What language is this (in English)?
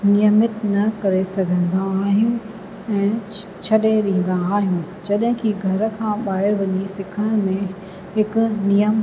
Sindhi